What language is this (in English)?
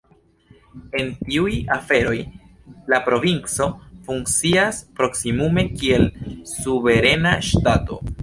Esperanto